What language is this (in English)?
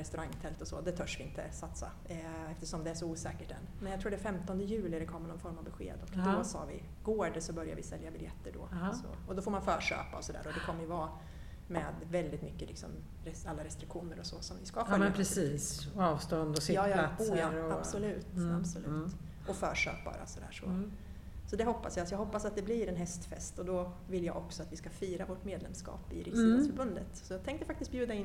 Swedish